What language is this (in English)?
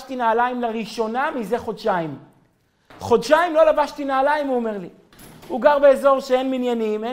Hebrew